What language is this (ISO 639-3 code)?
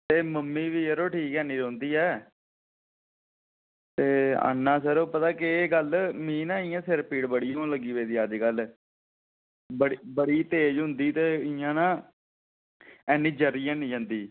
doi